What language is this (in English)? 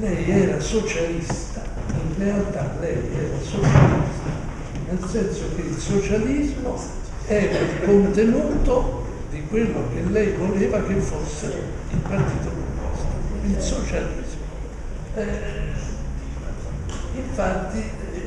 Italian